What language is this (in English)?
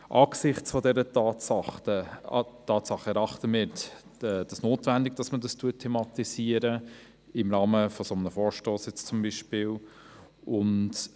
Swiss German